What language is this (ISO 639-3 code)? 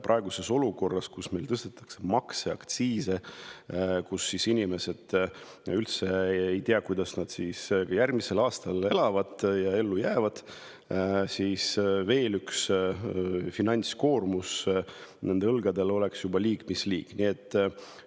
est